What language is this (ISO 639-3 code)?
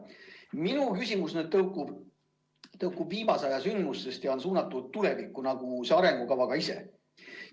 est